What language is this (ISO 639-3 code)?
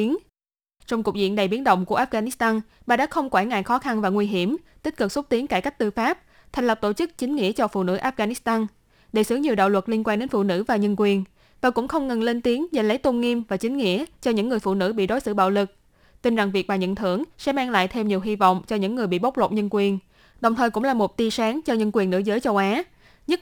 vie